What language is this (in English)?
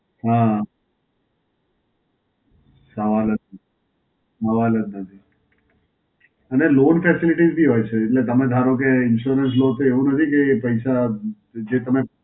Gujarati